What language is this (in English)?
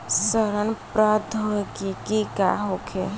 Bhojpuri